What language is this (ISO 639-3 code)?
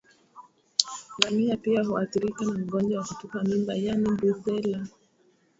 swa